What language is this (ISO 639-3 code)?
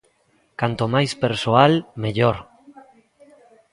glg